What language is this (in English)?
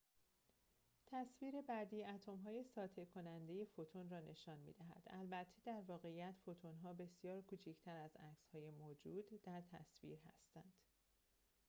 Persian